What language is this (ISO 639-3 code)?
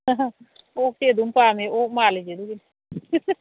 mni